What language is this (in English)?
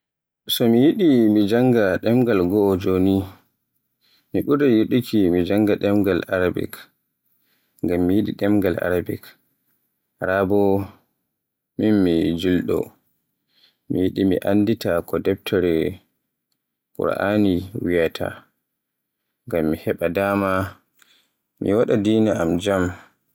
Borgu Fulfulde